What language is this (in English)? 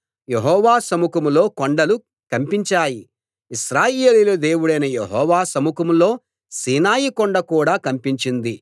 Telugu